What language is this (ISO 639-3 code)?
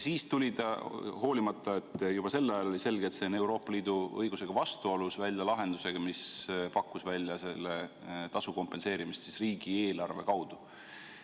est